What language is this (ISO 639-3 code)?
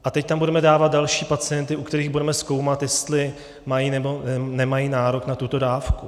ces